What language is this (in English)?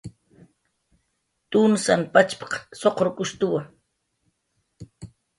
Jaqaru